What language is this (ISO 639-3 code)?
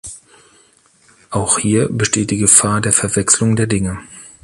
deu